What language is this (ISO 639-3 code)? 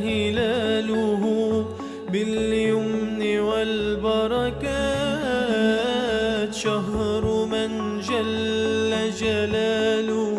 ara